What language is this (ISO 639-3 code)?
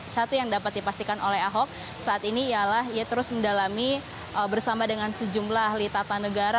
ind